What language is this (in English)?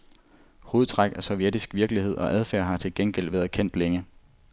Danish